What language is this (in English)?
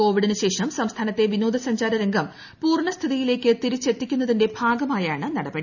Malayalam